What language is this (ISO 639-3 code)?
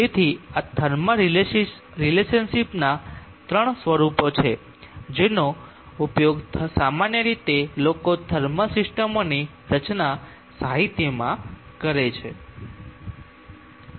guj